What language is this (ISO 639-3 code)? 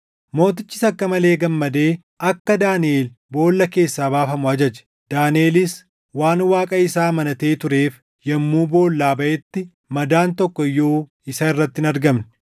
orm